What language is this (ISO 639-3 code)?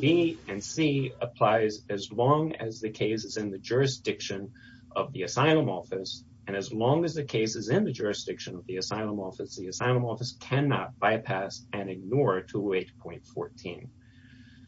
eng